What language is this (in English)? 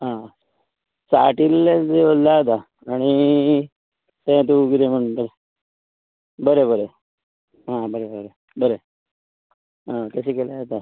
Konkani